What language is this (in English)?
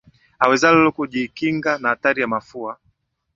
Swahili